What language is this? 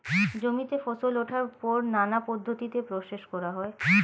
Bangla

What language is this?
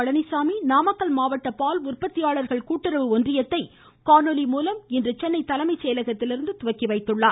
Tamil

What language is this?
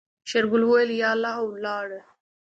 Pashto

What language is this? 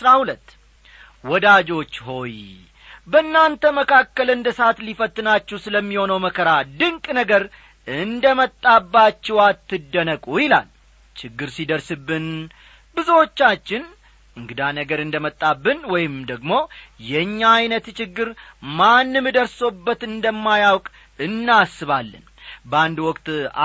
Amharic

